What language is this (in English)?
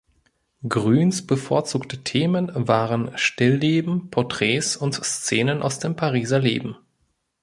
German